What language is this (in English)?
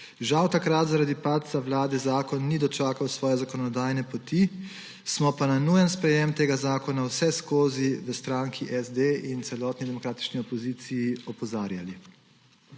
Slovenian